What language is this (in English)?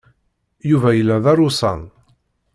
Kabyle